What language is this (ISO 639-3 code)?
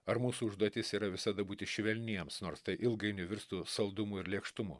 lit